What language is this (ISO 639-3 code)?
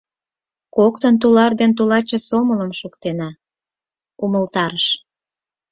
chm